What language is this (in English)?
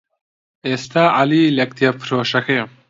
Central Kurdish